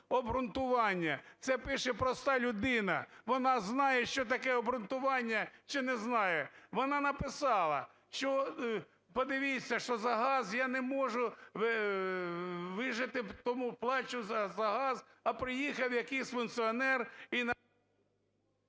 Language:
Ukrainian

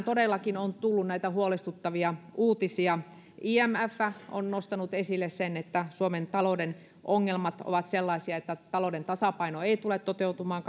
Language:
Finnish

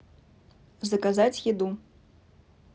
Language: Russian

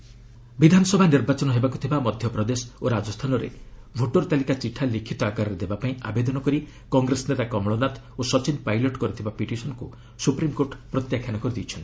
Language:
Odia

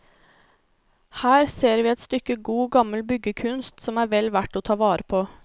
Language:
Norwegian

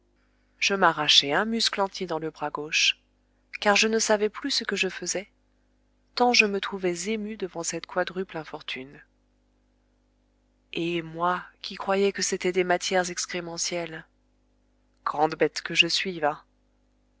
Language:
French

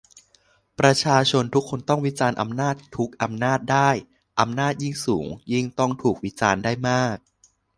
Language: Thai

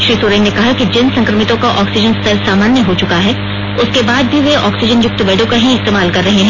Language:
Hindi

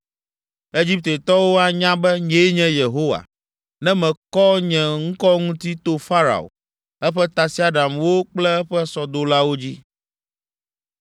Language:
Ewe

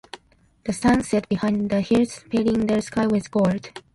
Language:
Japanese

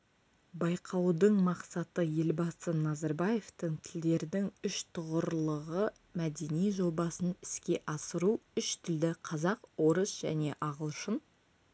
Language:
Kazakh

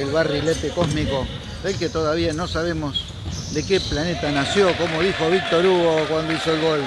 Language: Spanish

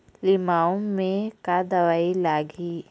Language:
Chhattisgarhi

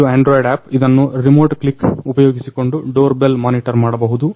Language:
Kannada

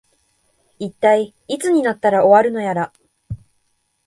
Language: Japanese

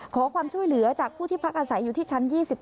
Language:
Thai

